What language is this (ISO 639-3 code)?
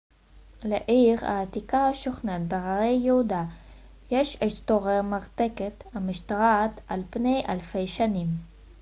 heb